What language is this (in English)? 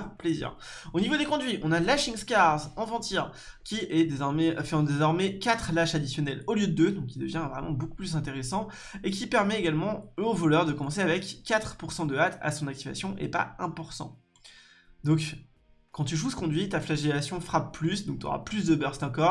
French